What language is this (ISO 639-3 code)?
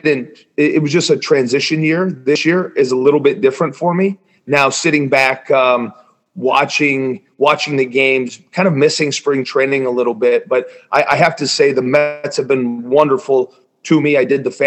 eng